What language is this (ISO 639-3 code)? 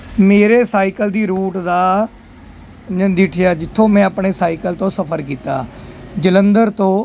pan